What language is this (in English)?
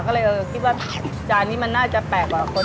Thai